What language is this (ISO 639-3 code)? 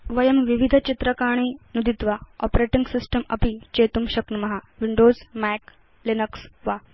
san